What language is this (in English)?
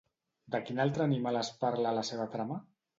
Catalan